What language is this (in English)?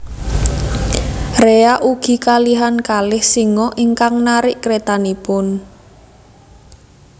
Javanese